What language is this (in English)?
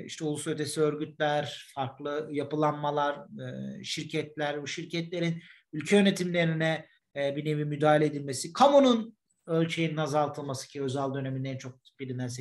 Turkish